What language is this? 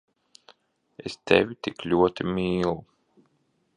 Latvian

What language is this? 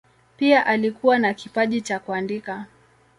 Swahili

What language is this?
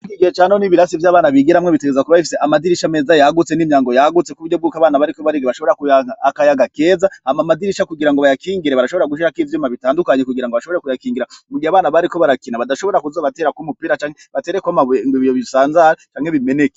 Rundi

